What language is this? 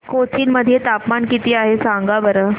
Marathi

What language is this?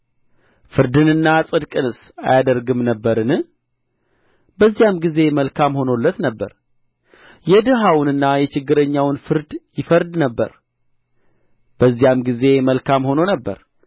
Amharic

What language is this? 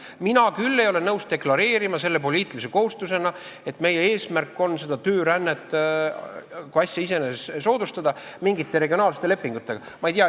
Estonian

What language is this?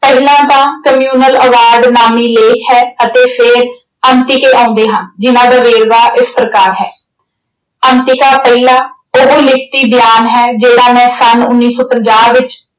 Punjabi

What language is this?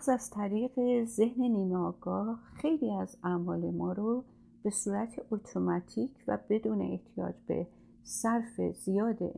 Persian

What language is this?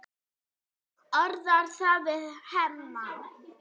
Icelandic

